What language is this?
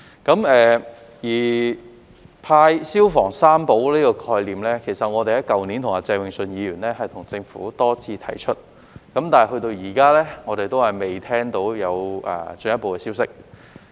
Cantonese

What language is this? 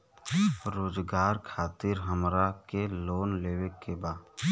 Bhojpuri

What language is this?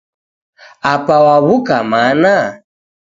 Taita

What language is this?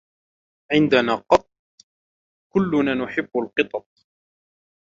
Arabic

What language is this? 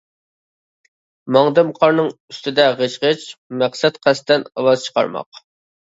Uyghur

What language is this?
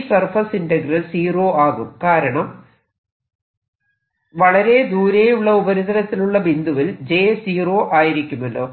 Malayalam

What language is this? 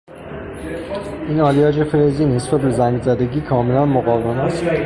Persian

